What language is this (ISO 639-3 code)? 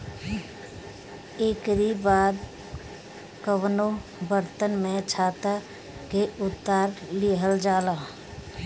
bho